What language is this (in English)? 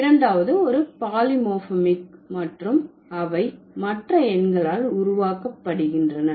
Tamil